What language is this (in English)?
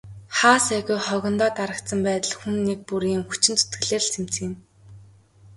Mongolian